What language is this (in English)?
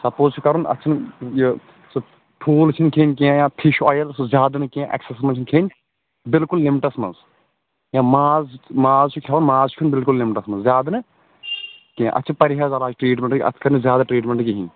Kashmiri